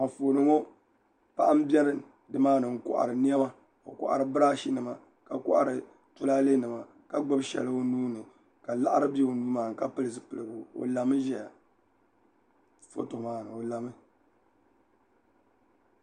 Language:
Dagbani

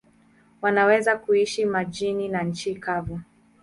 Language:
Swahili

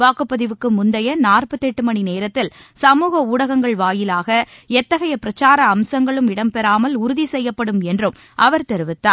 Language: Tamil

